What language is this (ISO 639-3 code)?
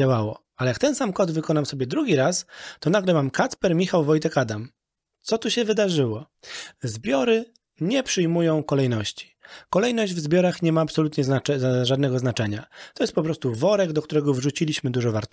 pol